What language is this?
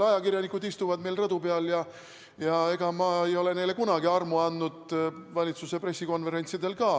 Estonian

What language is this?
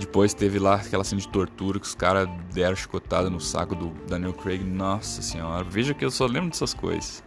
Portuguese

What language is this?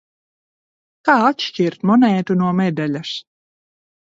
Latvian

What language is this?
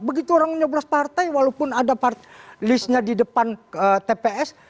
Indonesian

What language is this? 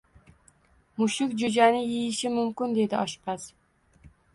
Uzbek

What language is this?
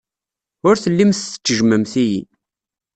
Kabyle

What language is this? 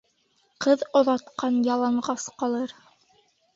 Bashkir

